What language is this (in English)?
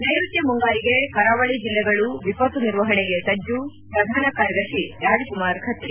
Kannada